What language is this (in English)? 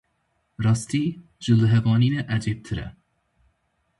Kurdish